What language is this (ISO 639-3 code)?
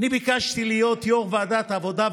heb